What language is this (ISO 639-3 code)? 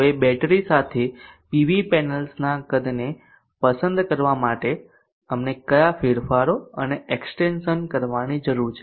guj